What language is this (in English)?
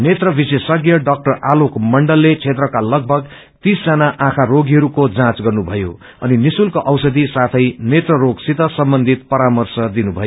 Nepali